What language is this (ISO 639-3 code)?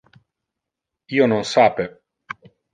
ina